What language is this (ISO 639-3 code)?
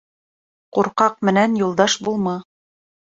bak